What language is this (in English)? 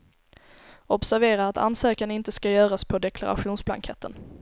Swedish